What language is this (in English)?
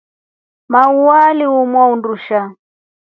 Rombo